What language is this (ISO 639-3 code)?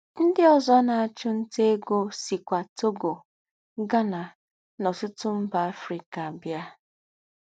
ibo